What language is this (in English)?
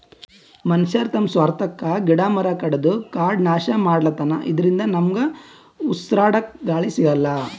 Kannada